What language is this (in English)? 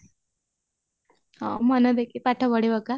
Odia